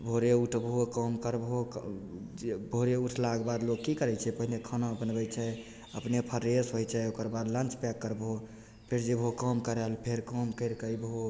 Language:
Maithili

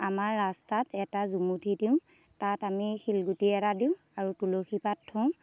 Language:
Assamese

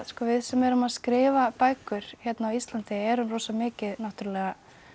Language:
Icelandic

